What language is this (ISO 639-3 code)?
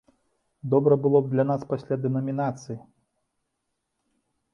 bel